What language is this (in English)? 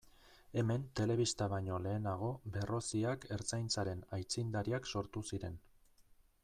Basque